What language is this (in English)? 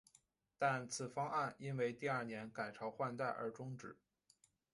Chinese